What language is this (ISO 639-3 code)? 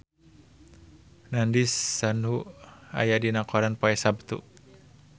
sun